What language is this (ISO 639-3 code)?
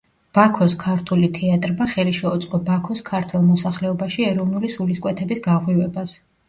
kat